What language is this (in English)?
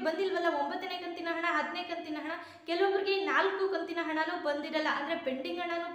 Kannada